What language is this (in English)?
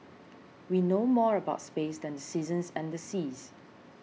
English